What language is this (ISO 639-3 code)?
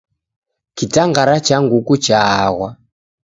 dav